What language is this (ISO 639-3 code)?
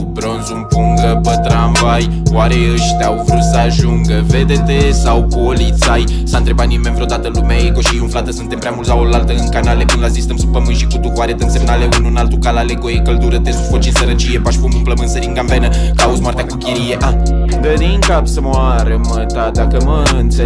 ron